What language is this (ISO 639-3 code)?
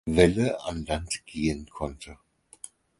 deu